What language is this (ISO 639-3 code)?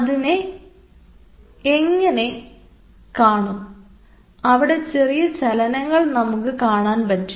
mal